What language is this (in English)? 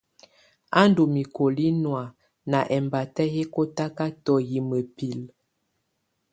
Tunen